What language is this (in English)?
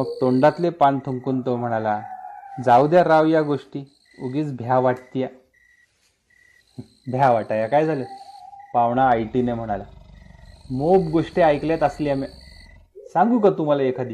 Marathi